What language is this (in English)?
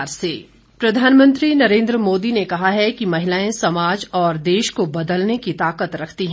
Hindi